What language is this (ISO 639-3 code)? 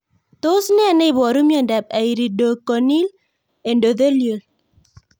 kln